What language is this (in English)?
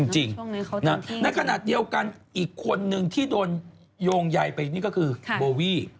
Thai